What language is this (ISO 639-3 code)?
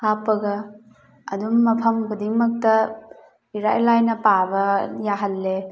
mni